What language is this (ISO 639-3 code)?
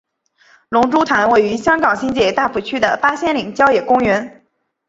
zho